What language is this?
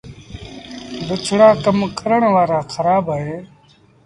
Sindhi Bhil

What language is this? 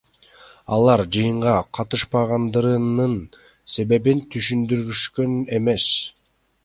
Kyrgyz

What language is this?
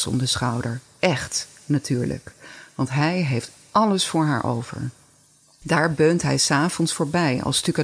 Dutch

